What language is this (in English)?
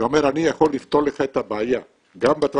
Hebrew